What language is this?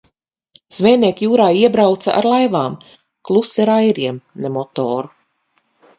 Latvian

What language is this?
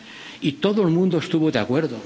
Spanish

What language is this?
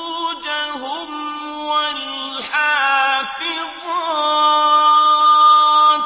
Arabic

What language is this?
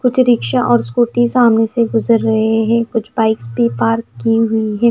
Hindi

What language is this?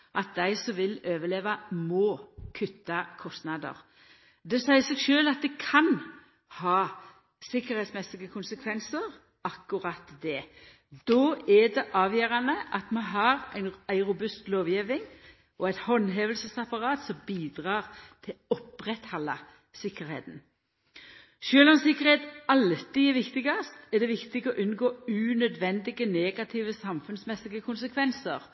Norwegian Nynorsk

